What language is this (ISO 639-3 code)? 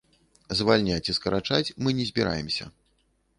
bel